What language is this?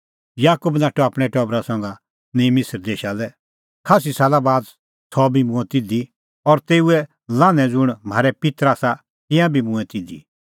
Kullu Pahari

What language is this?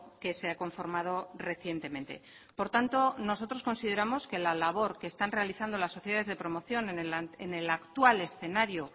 Spanish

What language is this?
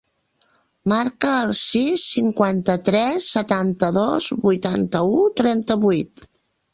Catalan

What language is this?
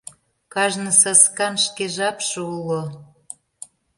Mari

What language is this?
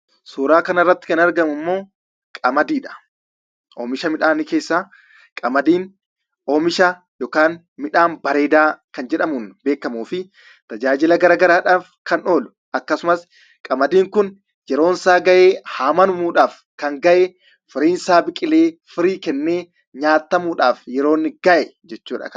Oromo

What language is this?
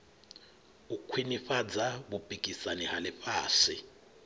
Venda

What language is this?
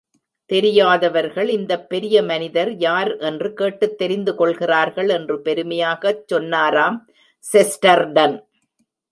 Tamil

